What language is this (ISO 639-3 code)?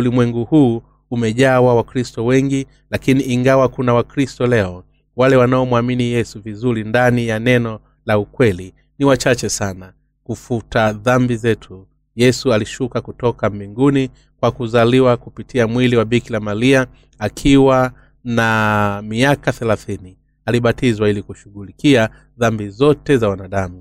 swa